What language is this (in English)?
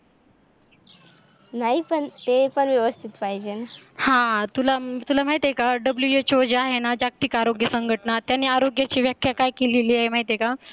Marathi